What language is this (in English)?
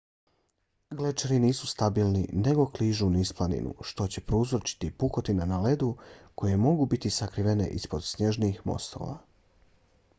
Bosnian